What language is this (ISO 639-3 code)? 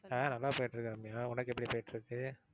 tam